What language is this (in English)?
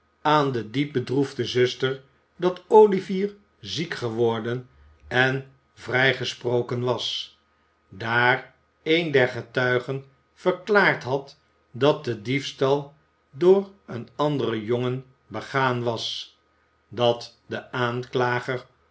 Dutch